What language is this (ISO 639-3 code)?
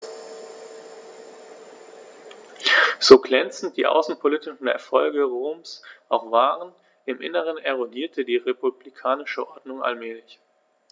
deu